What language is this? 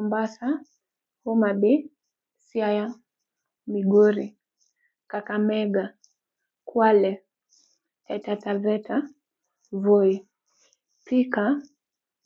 Luo (Kenya and Tanzania)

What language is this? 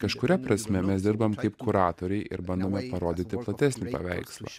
Lithuanian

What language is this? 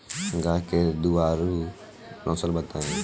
Bhojpuri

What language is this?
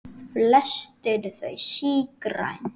Icelandic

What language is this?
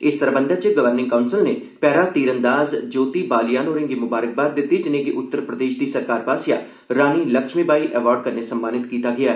Dogri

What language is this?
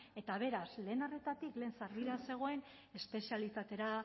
Basque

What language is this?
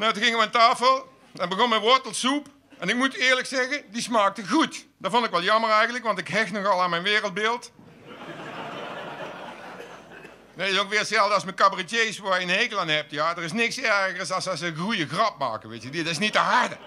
Dutch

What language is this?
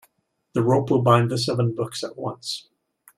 English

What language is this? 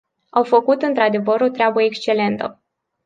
Romanian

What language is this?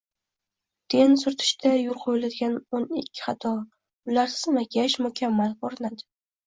Uzbek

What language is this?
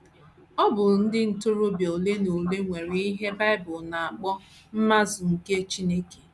Igbo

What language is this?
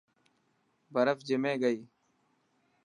Dhatki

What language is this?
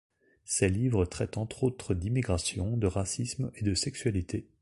French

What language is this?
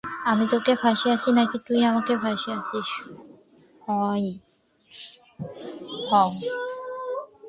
Bangla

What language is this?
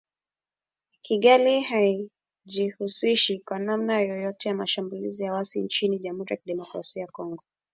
Swahili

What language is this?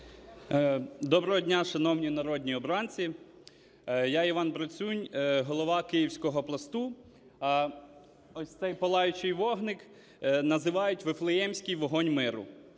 Ukrainian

